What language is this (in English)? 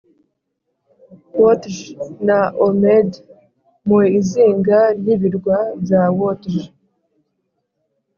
Kinyarwanda